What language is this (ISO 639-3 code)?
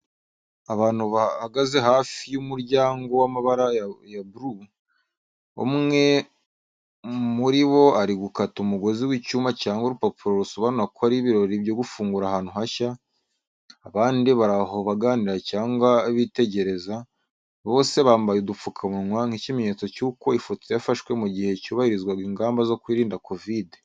kin